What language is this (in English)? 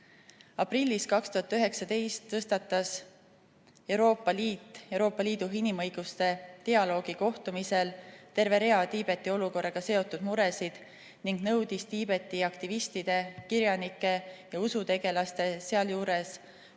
Estonian